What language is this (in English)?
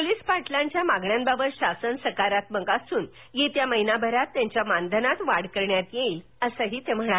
Marathi